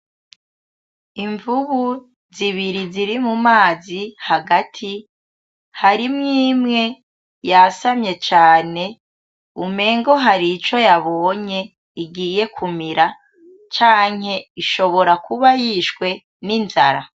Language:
Rundi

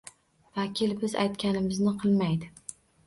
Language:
Uzbek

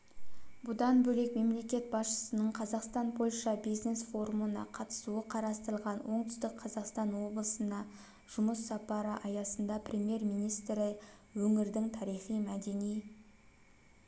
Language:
Kazakh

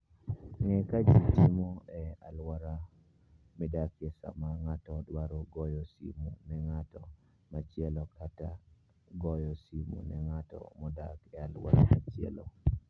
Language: Luo (Kenya and Tanzania)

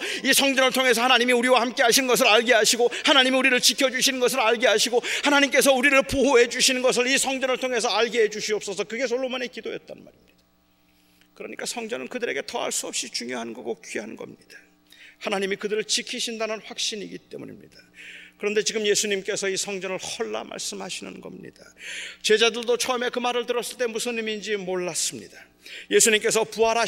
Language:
Korean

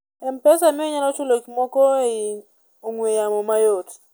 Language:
Luo (Kenya and Tanzania)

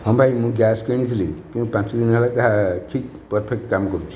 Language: Odia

